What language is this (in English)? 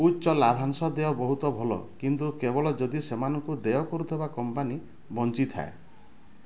Odia